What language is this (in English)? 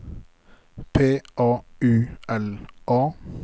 Norwegian